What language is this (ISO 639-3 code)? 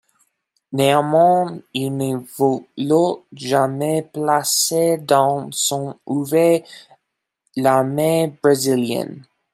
fra